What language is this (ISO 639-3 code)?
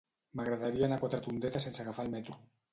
cat